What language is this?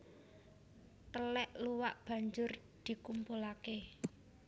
Javanese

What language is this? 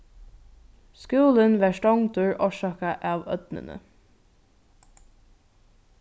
Faroese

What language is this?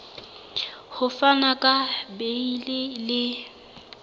Southern Sotho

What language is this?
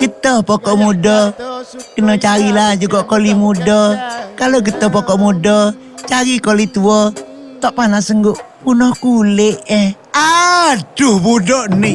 Malay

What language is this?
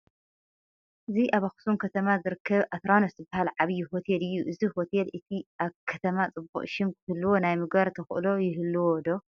Tigrinya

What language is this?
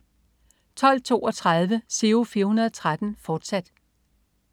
Danish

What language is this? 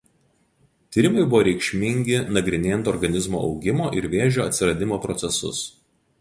Lithuanian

